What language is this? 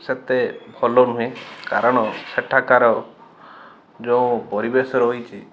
Odia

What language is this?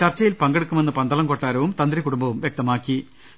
Malayalam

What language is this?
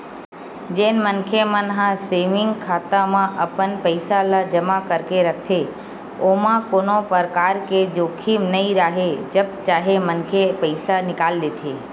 Chhattisgarhi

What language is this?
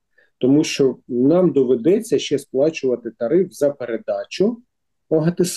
Ukrainian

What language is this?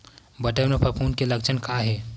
Chhattisgarhi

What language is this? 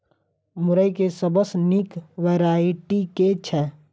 Maithili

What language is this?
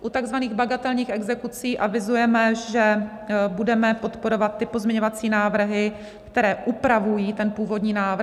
Czech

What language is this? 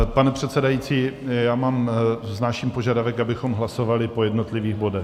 Czech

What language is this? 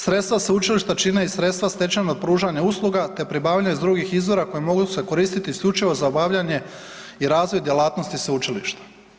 Croatian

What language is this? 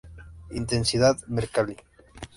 Spanish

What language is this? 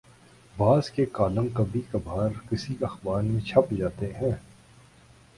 Urdu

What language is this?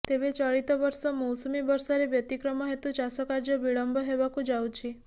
Odia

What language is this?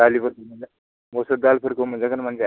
Bodo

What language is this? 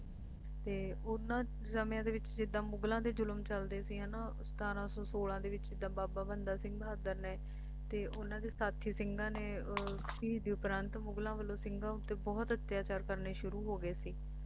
Punjabi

